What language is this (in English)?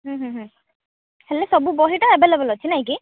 Odia